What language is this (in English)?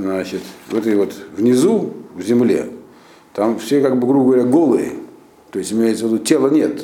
Russian